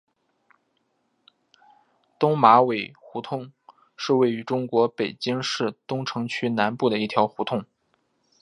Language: Chinese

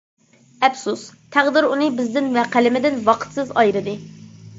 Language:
Uyghur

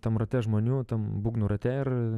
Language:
Lithuanian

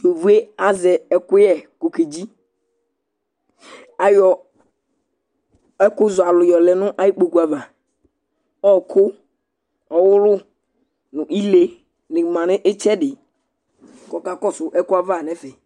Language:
Ikposo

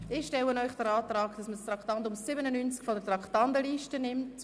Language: Swiss German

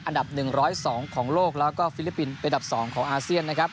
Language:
Thai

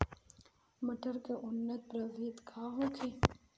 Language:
Bhojpuri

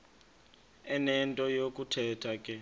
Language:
Xhosa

